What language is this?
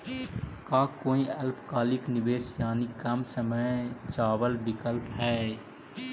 Magahi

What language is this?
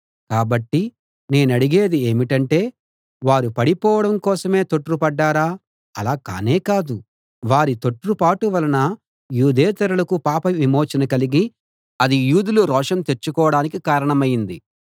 Telugu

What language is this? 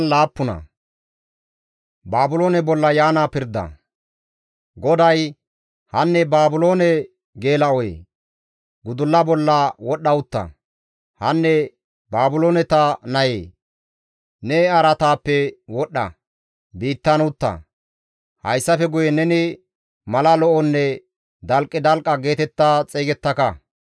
Gamo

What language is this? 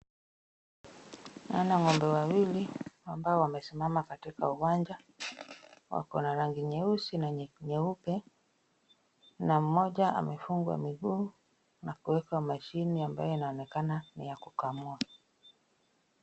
Swahili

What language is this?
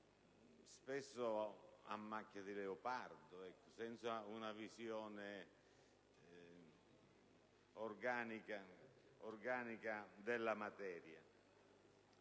Italian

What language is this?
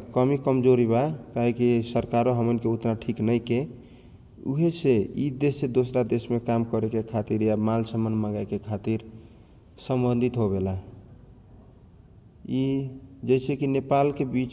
Kochila Tharu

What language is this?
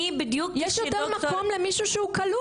Hebrew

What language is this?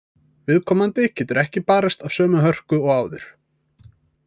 Icelandic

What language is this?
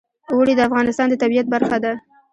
Pashto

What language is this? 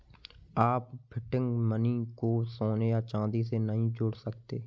Hindi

